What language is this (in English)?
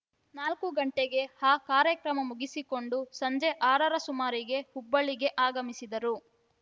Kannada